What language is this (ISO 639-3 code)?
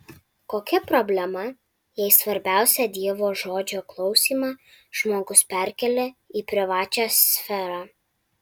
lit